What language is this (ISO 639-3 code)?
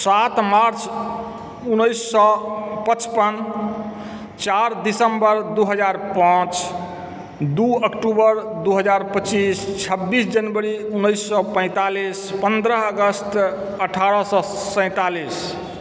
mai